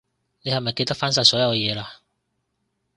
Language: Cantonese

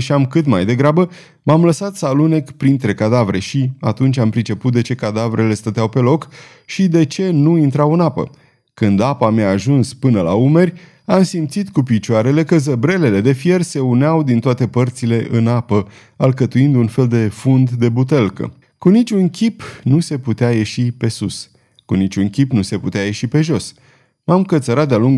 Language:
Romanian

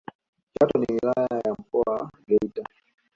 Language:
Swahili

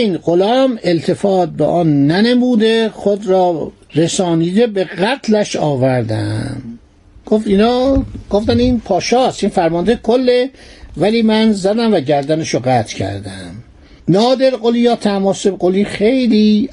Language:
Persian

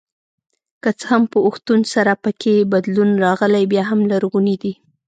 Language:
Pashto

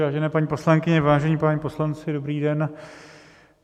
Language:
Czech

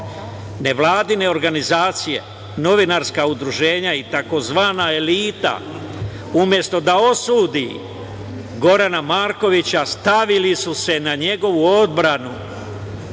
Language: Serbian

